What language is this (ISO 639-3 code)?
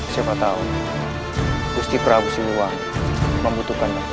ind